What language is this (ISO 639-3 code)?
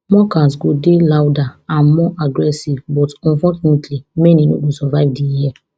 pcm